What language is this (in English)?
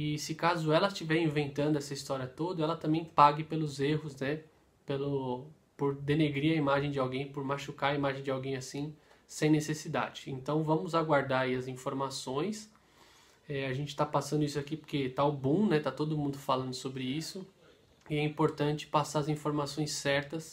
Portuguese